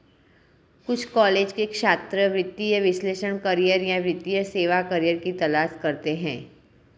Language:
Hindi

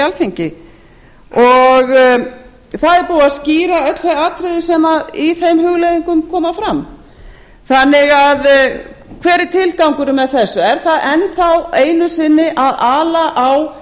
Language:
Icelandic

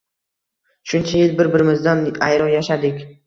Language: Uzbek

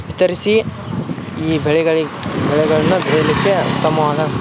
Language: Kannada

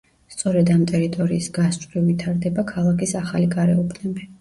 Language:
Georgian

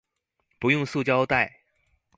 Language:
Chinese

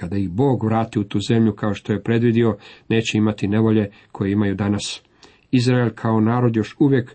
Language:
Croatian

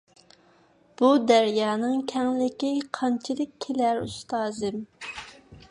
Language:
Uyghur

